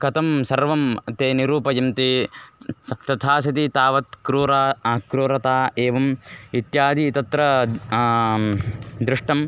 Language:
Sanskrit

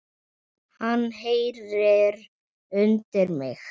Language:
Icelandic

